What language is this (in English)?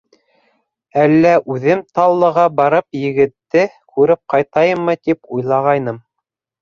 Bashkir